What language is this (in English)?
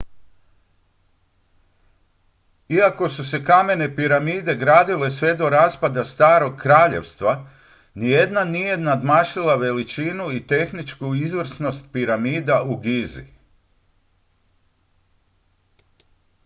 Croatian